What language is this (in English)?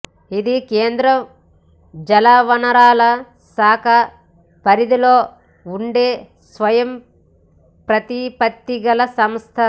Telugu